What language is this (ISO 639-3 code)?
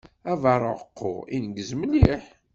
kab